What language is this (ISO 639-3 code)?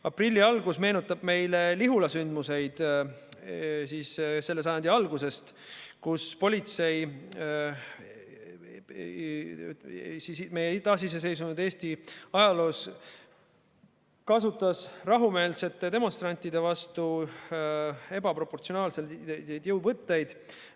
est